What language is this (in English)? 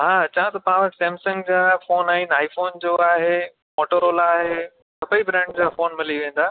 Sindhi